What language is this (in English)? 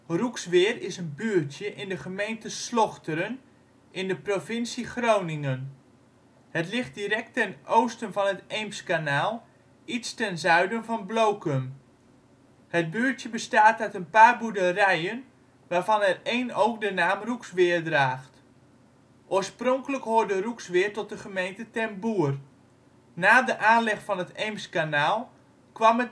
Dutch